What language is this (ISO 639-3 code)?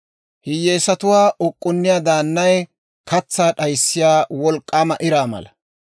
dwr